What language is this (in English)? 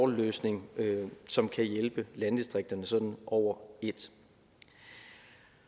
Danish